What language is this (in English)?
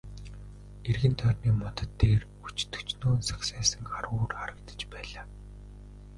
Mongolian